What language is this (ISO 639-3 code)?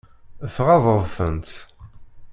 kab